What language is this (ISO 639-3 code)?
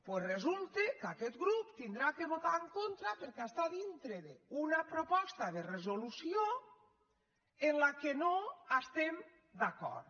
cat